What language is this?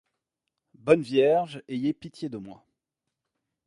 French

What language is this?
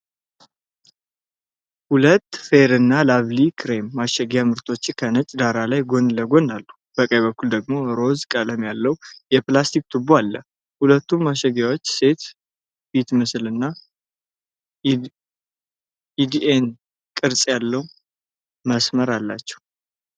Amharic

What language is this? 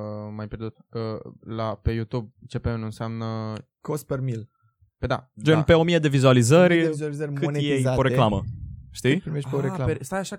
Romanian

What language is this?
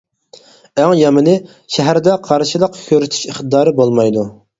Uyghur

